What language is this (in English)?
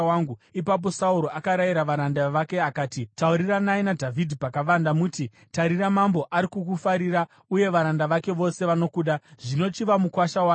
Shona